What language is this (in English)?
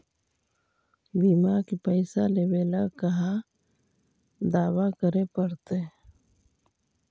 Magahi